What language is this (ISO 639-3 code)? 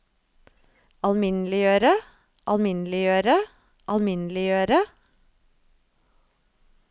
nor